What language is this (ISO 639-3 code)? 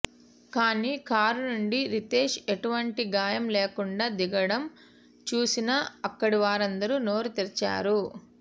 tel